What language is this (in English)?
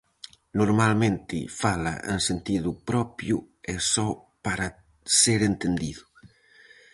Galician